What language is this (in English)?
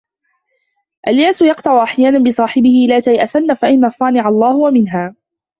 Arabic